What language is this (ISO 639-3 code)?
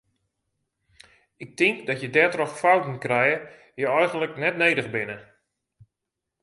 fry